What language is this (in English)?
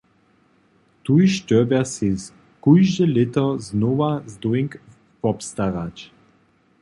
Upper Sorbian